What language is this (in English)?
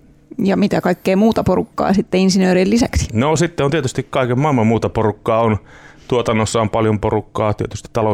Finnish